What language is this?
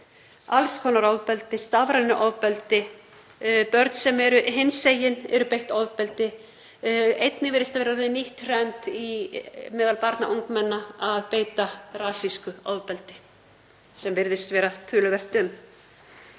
Icelandic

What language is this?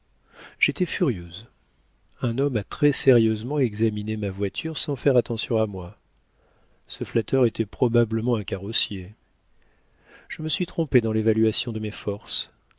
French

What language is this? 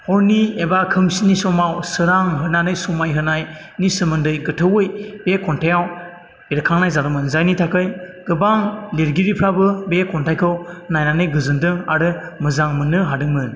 Bodo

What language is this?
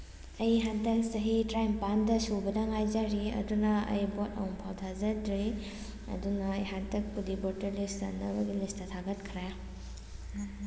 Manipuri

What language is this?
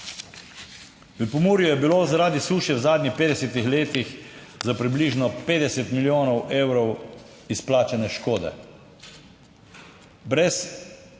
Slovenian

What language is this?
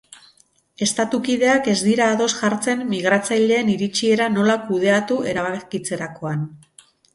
Basque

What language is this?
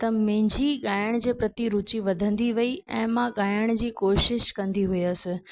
Sindhi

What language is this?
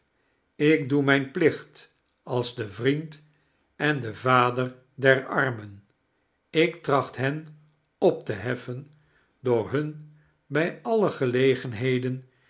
Dutch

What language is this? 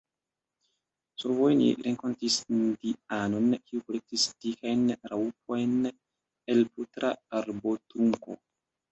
Esperanto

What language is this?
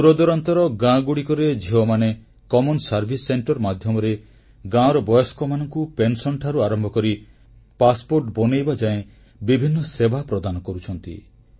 Odia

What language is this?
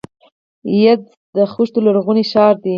Pashto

